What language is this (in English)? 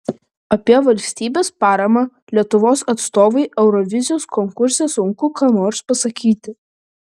Lithuanian